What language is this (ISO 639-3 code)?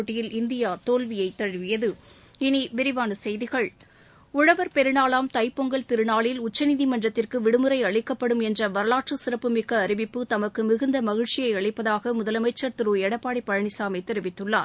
tam